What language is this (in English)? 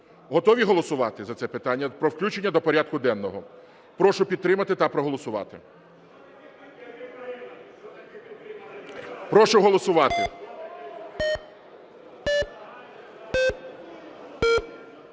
Ukrainian